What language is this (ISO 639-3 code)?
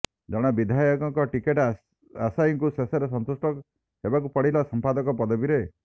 ori